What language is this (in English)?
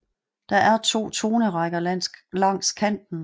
Danish